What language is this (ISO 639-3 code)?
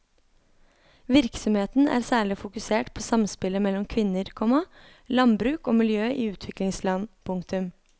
nor